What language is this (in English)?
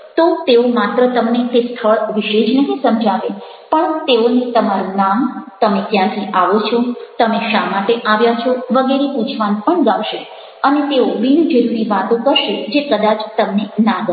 Gujarati